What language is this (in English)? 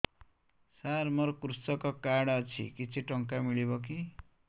Odia